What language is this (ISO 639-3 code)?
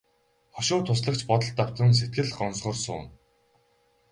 mon